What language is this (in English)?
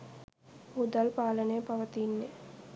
Sinhala